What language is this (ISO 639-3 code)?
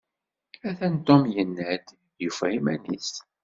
kab